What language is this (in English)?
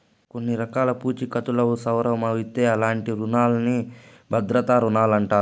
Telugu